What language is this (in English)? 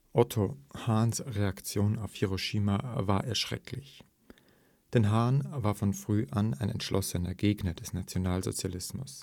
German